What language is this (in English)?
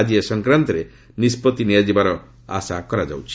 Odia